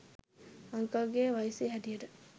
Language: Sinhala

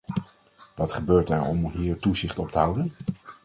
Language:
Dutch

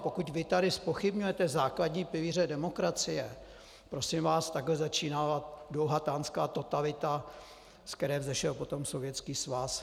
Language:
Czech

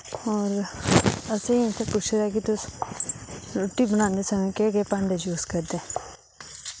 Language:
Dogri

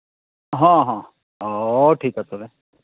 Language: Santali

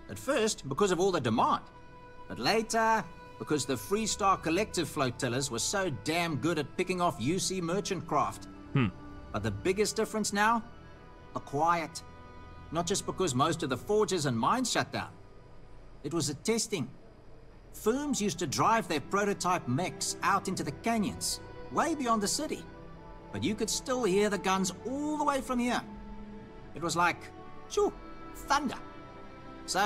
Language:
English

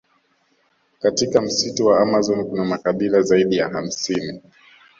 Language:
Swahili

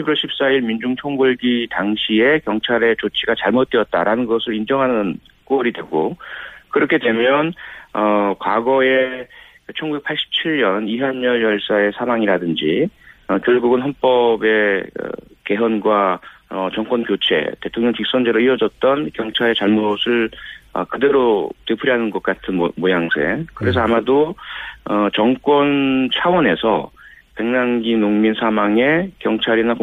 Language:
Korean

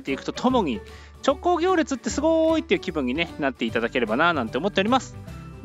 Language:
Japanese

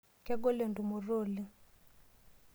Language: Masai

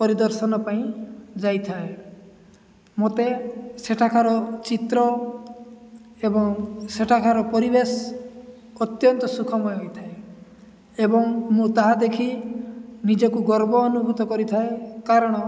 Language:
Odia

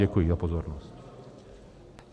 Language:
Czech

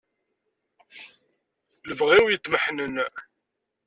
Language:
Kabyle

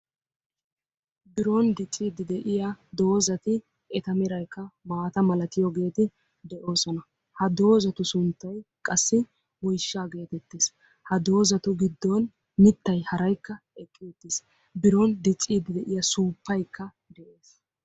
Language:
Wolaytta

